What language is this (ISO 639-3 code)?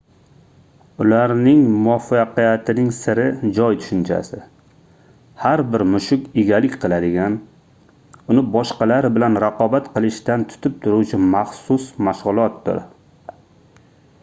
uzb